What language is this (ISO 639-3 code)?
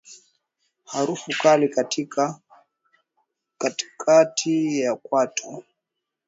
swa